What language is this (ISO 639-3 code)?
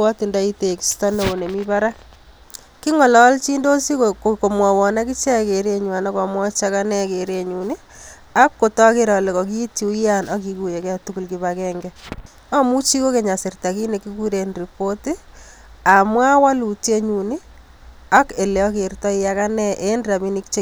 kln